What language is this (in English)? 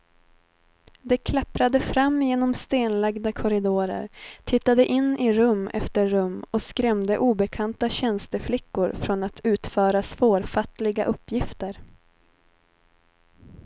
Swedish